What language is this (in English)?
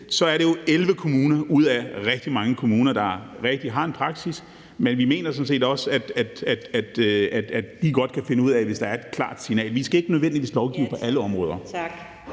Danish